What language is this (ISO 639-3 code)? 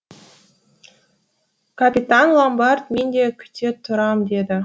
kaz